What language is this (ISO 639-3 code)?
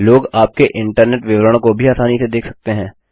hin